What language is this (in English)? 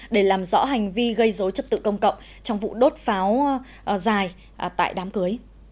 Vietnamese